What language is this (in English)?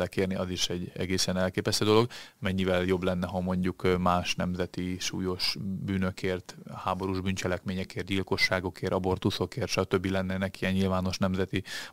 Hungarian